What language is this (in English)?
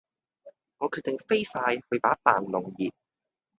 Cantonese